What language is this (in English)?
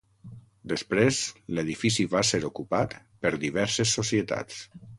Catalan